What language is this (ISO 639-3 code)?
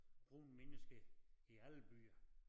dan